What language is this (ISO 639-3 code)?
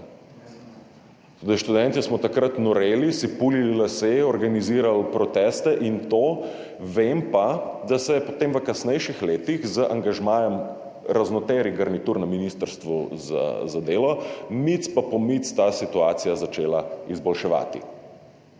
slv